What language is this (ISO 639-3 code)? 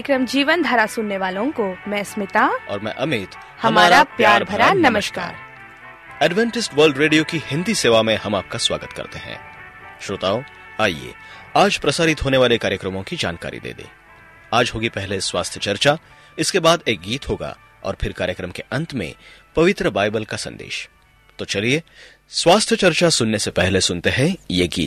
hin